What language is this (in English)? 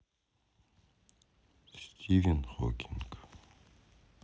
Russian